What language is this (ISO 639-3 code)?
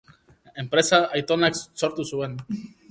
eus